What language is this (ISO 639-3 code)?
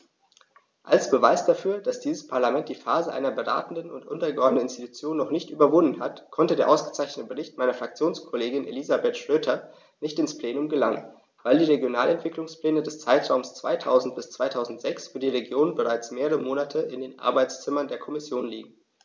deu